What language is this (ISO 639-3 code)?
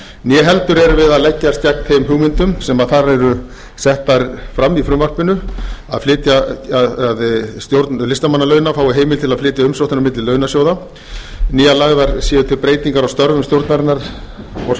isl